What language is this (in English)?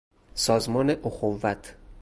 Persian